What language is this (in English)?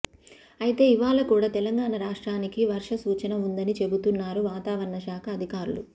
Telugu